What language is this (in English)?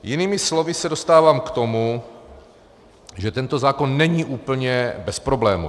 Czech